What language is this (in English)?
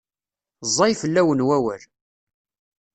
Kabyle